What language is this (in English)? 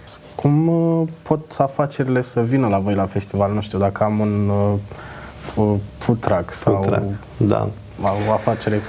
Romanian